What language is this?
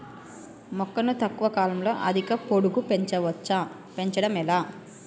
Telugu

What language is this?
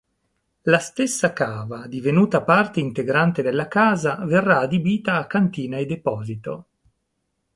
Italian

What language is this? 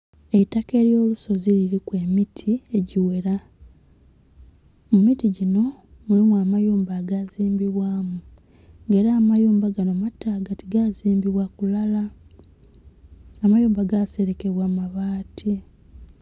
Soga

